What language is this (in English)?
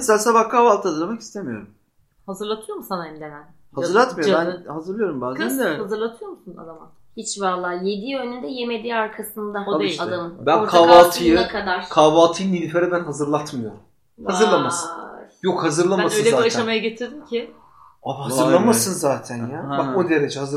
Turkish